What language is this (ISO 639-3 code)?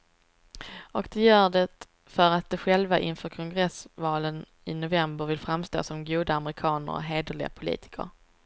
swe